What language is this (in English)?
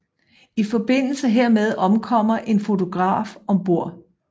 Danish